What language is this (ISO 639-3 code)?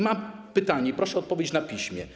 pol